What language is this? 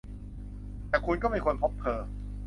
Thai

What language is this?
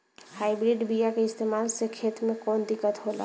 Bhojpuri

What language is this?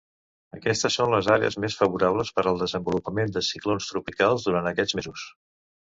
Catalan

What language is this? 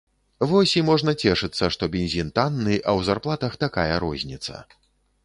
Belarusian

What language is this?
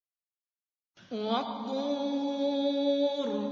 Arabic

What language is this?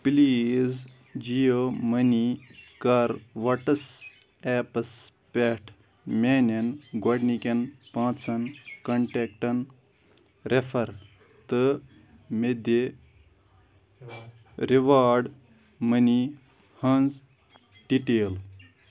Kashmiri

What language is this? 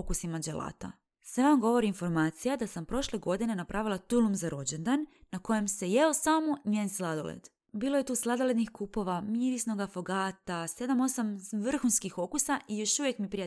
Croatian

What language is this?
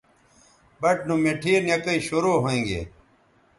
Bateri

